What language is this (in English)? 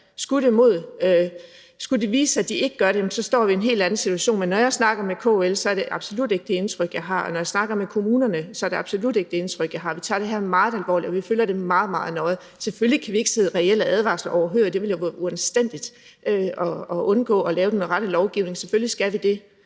Danish